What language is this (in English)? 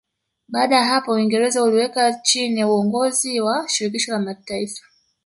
Swahili